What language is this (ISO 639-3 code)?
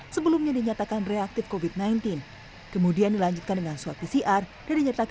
ind